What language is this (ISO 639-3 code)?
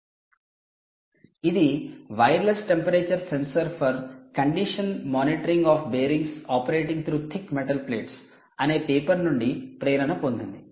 tel